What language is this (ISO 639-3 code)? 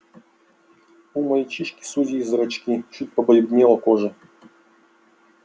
rus